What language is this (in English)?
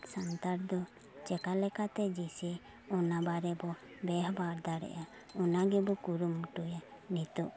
Santali